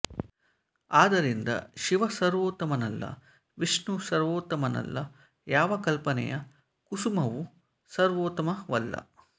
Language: Kannada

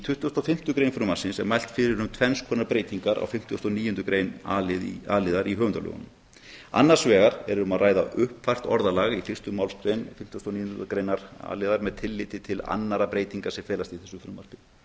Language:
Icelandic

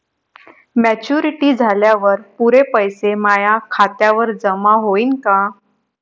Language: Marathi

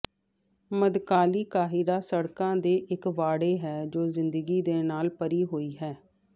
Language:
Punjabi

